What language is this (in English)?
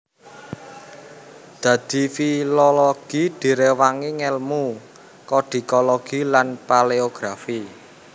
Javanese